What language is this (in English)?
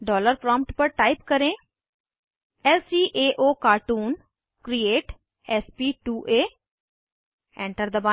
Hindi